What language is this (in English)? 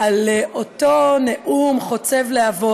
Hebrew